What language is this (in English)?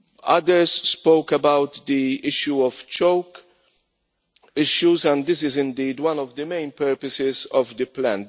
English